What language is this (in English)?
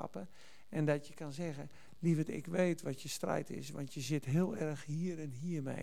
Dutch